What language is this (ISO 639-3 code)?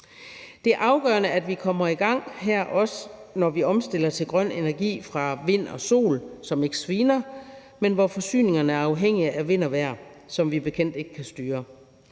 dan